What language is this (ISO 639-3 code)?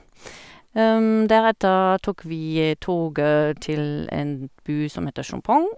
nor